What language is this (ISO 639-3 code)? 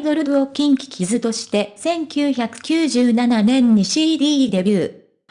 jpn